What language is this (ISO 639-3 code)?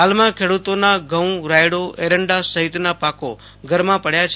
guj